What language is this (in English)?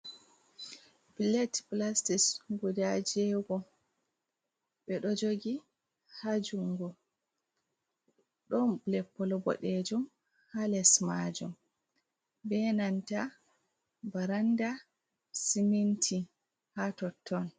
Fula